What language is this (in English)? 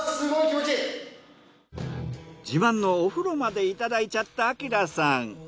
Japanese